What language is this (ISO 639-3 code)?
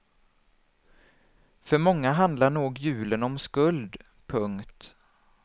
swe